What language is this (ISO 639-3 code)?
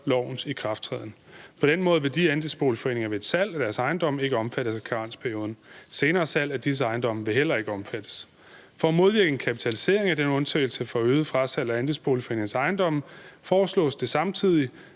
dan